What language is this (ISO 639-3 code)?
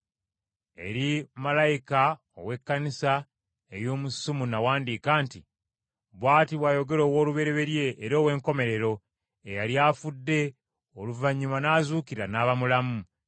lug